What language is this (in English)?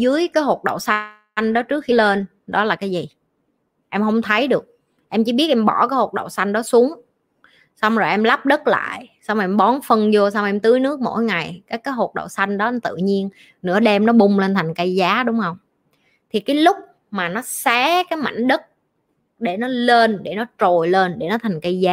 Vietnamese